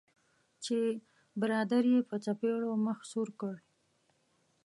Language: Pashto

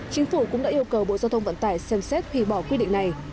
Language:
Vietnamese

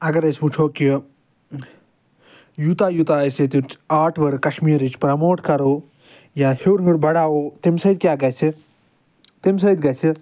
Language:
Kashmiri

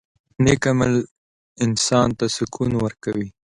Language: Pashto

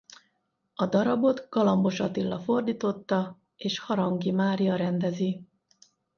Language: Hungarian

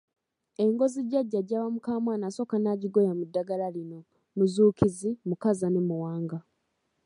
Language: Ganda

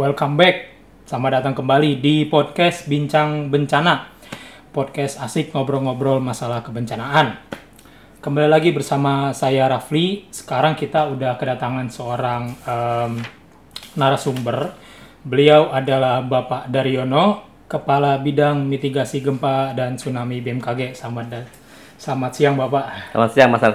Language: Indonesian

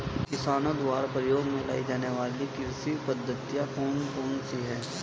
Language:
Hindi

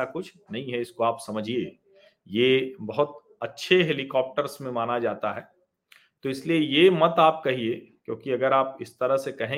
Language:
Hindi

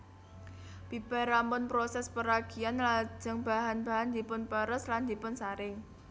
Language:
Javanese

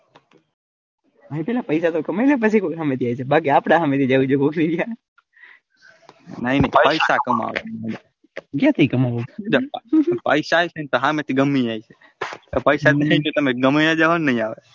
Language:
Gujarati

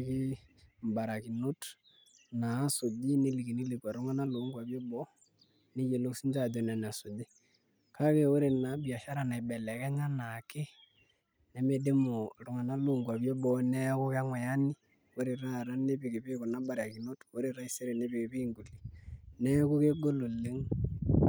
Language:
Masai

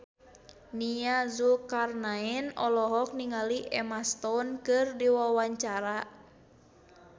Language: Sundanese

